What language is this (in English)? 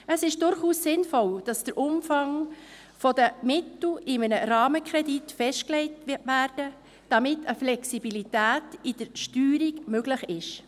Swiss German